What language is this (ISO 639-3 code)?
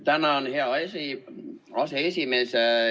est